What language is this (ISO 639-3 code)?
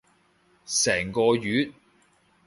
yue